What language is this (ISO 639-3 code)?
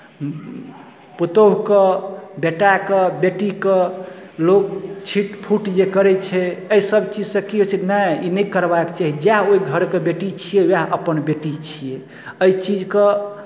mai